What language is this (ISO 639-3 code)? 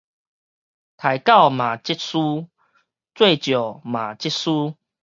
nan